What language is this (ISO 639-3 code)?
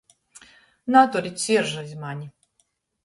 ltg